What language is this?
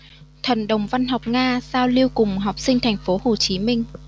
Vietnamese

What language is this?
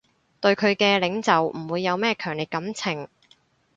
Cantonese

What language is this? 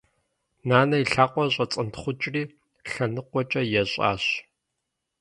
Kabardian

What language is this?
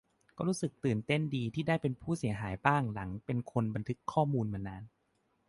Thai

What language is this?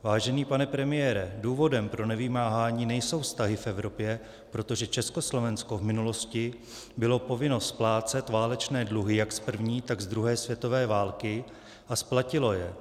Czech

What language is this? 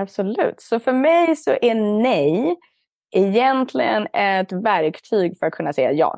Swedish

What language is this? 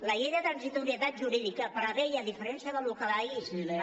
Catalan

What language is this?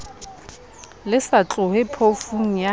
Southern Sotho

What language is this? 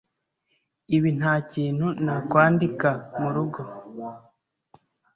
Kinyarwanda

